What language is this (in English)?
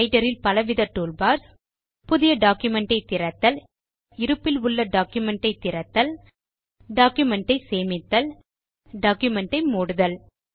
Tamil